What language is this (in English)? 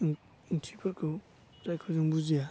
Bodo